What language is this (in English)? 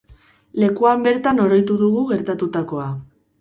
Basque